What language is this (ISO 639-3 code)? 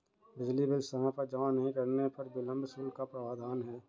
hin